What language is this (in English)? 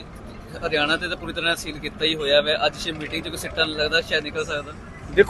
Punjabi